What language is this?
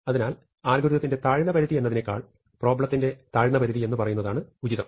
Malayalam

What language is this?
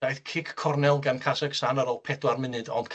Welsh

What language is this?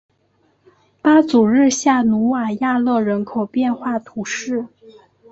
Chinese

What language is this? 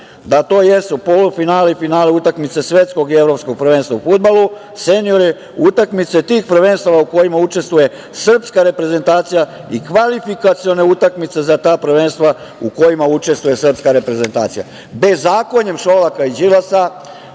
Serbian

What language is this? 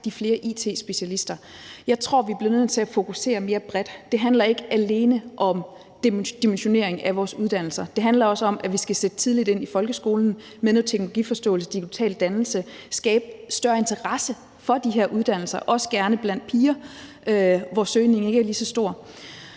Danish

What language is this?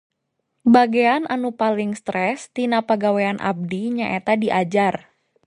Sundanese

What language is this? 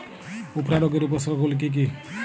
Bangla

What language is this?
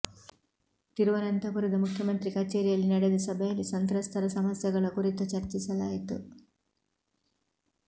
Kannada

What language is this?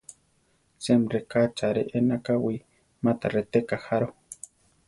Central Tarahumara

